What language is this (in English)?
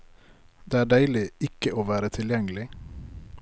Norwegian